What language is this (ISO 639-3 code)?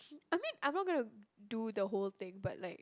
eng